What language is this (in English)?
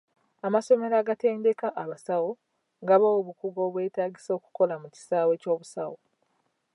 Ganda